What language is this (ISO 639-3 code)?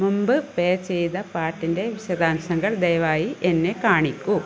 mal